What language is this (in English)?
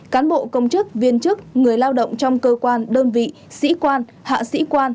Vietnamese